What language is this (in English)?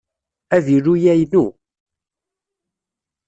Kabyle